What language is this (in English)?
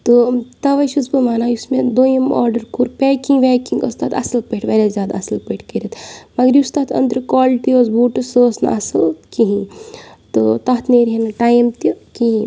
Kashmiri